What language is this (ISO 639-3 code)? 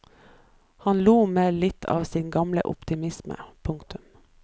nor